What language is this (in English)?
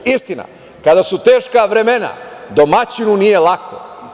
Serbian